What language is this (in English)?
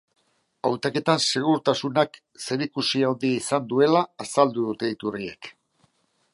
Basque